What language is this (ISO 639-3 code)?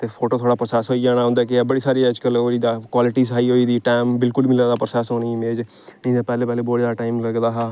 doi